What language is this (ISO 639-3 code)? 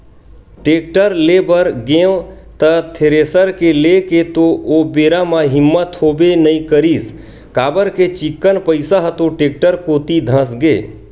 hne